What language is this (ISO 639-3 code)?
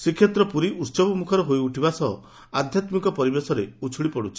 ori